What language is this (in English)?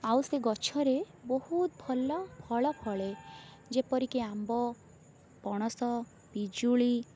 Odia